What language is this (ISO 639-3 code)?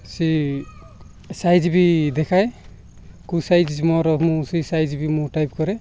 ori